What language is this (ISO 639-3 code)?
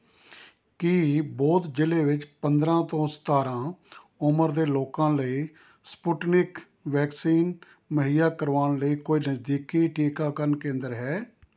pan